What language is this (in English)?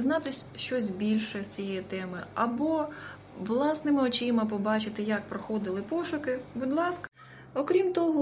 Ukrainian